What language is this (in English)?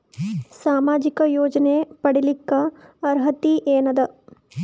Kannada